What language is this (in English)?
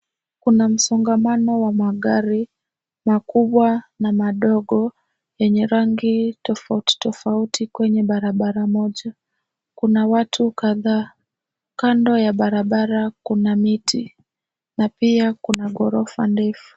Swahili